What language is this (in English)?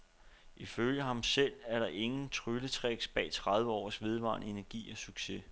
Danish